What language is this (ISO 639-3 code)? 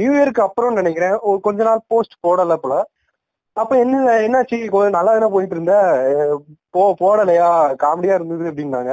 tam